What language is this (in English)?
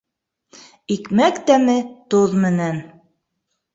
Bashkir